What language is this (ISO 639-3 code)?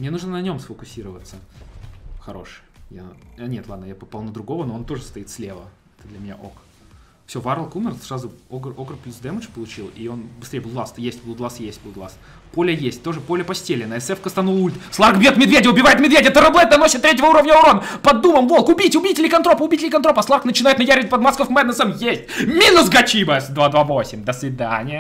rus